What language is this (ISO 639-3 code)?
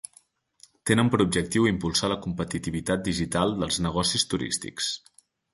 cat